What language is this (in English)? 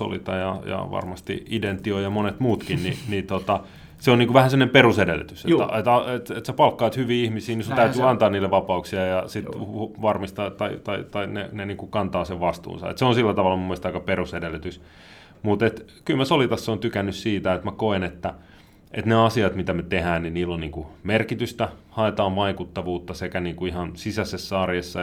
Finnish